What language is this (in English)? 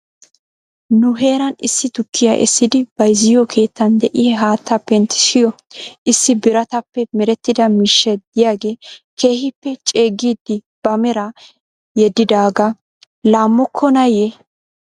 Wolaytta